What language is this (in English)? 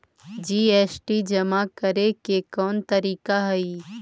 Magahi